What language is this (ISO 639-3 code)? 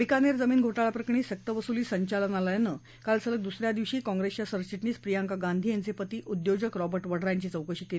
mar